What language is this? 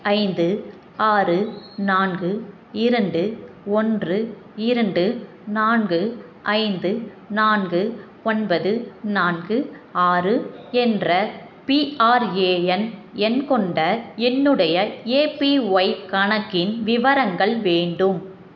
Tamil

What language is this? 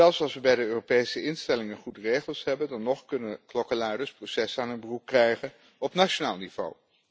Dutch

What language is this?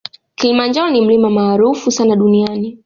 Swahili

